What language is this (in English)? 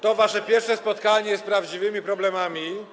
Polish